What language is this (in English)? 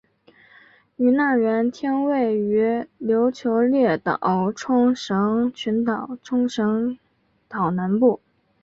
Chinese